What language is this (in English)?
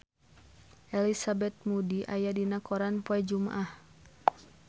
Sundanese